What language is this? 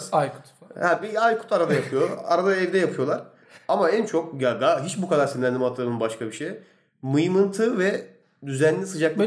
Turkish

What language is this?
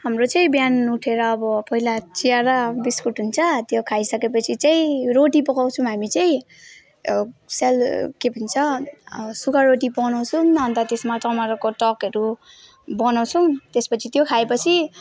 Nepali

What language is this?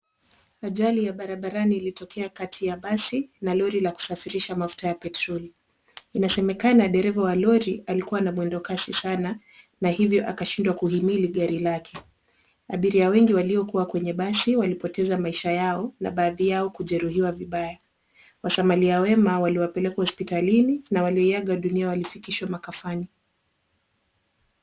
Swahili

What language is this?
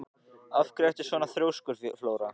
Icelandic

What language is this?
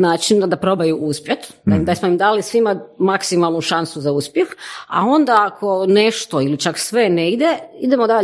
Croatian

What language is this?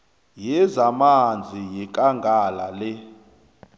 South Ndebele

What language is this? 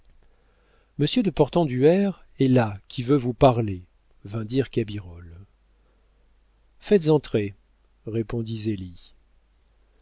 French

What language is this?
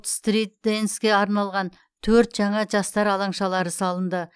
Kazakh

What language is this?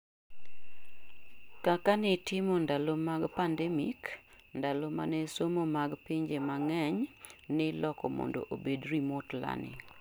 Luo (Kenya and Tanzania)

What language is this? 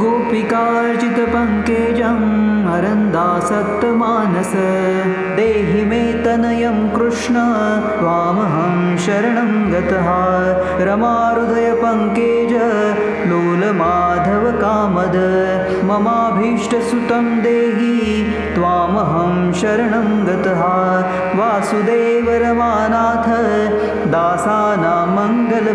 Marathi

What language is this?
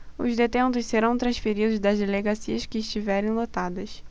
Portuguese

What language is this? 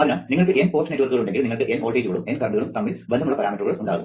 Malayalam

